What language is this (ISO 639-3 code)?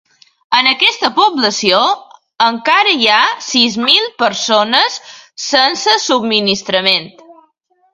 cat